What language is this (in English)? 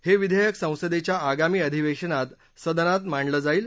Marathi